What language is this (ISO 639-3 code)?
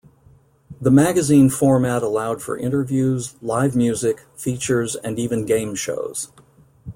eng